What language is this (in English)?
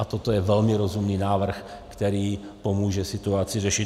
Czech